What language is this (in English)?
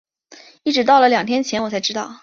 Chinese